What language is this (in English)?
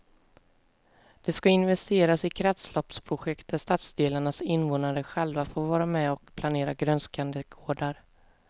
Swedish